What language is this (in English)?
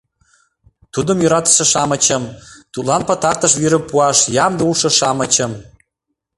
Mari